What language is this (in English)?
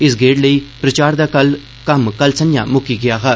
Dogri